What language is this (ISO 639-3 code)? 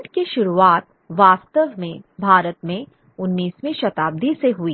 hin